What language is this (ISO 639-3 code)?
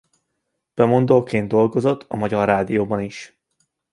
hun